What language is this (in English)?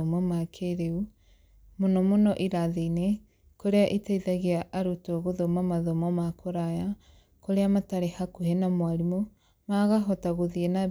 Kikuyu